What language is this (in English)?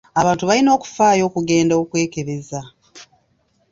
Ganda